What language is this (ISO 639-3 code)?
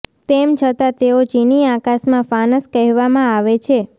guj